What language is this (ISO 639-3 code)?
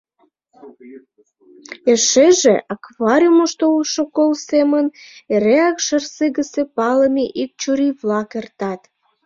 chm